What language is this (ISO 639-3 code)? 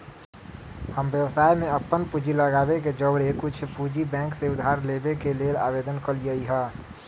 mag